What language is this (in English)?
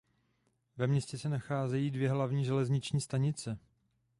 Czech